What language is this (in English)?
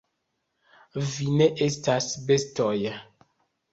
Esperanto